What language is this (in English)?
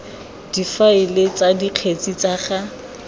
Tswana